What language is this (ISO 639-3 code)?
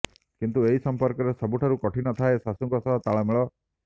ori